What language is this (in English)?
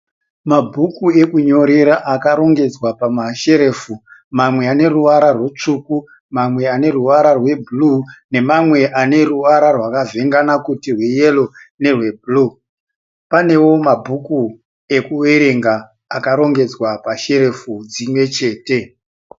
Shona